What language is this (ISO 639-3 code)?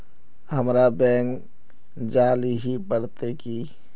mag